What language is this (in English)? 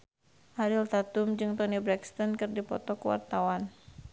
Sundanese